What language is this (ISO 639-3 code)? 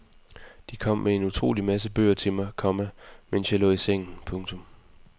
dan